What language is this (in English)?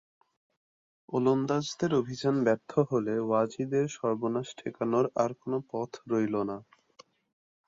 Bangla